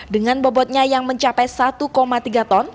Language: Indonesian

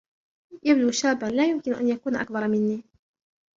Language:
Arabic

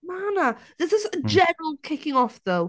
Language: Welsh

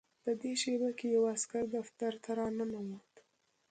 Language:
Pashto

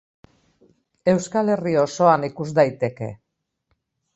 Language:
Basque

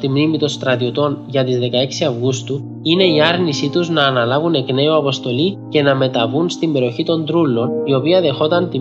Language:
Greek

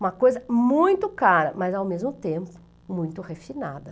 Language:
Portuguese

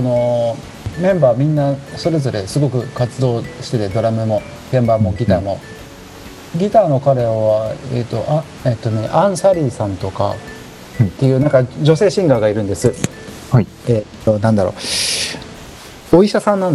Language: Japanese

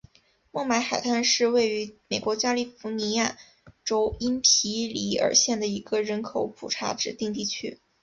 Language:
Chinese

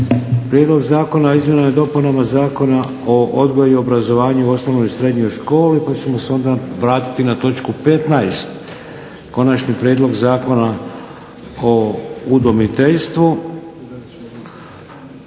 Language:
Croatian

